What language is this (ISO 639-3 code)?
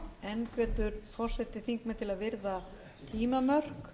isl